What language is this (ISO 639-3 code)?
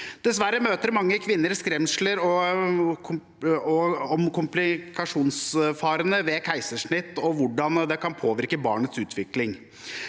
nor